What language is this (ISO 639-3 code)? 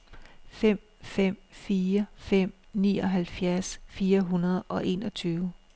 dan